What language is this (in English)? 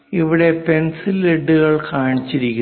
Malayalam